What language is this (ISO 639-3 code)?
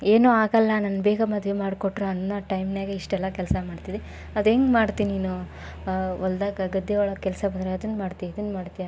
kan